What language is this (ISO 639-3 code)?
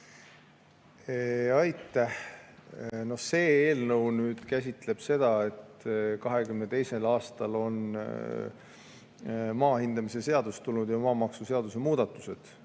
est